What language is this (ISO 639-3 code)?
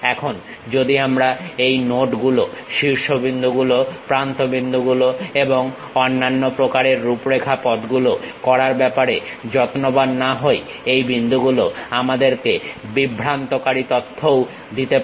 ben